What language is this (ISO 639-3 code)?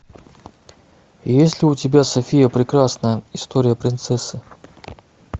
rus